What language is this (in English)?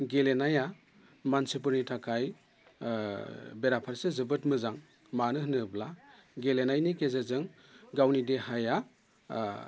Bodo